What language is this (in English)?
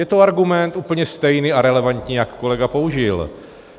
Czech